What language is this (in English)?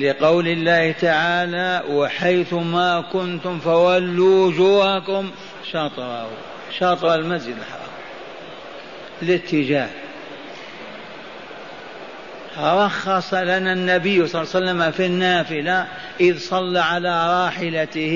Arabic